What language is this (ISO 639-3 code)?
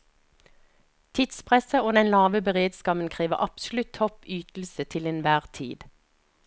nor